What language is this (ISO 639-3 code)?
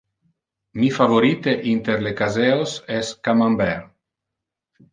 ina